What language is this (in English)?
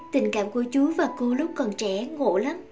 Vietnamese